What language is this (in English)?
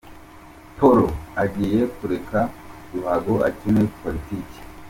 Kinyarwanda